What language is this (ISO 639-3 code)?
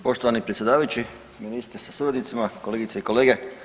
hrv